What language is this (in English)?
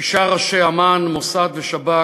Hebrew